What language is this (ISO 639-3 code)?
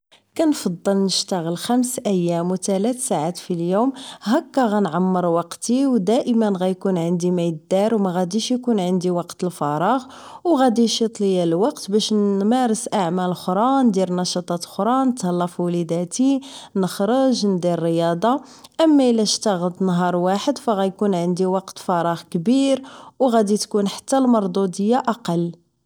ary